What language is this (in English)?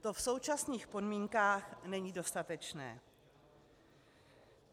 Czech